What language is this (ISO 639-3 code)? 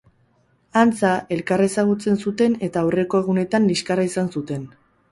eus